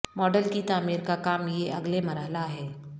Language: Urdu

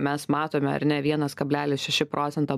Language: Lithuanian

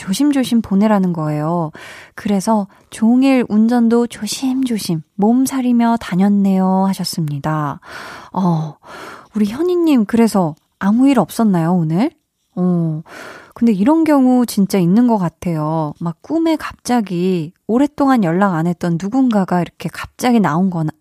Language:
Korean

